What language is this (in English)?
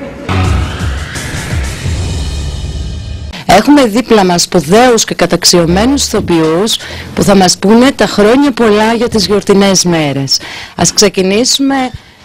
Greek